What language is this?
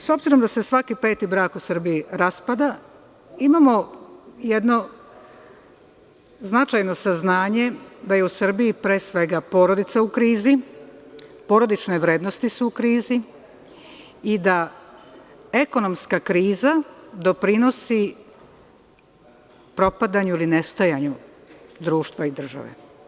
Serbian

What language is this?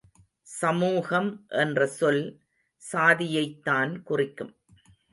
Tamil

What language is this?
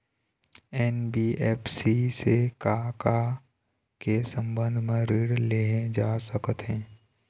Chhattisgarhi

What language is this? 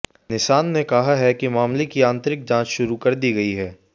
Hindi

